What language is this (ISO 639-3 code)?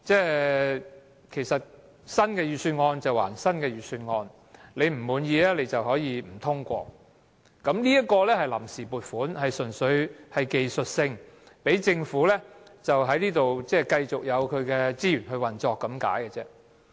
yue